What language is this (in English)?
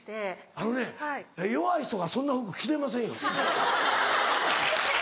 Japanese